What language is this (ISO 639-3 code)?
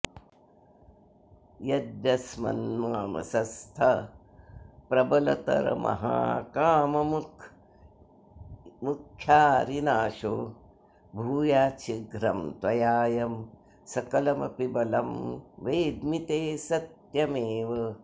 san